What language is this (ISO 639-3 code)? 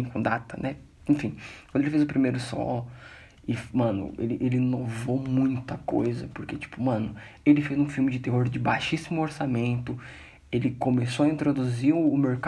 por